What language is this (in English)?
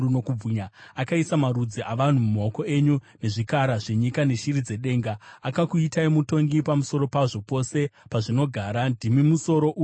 Shona